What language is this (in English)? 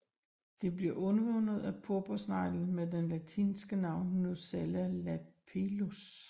Danish